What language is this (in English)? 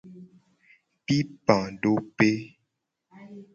Gen